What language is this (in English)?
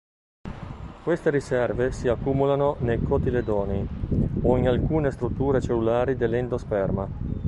Italian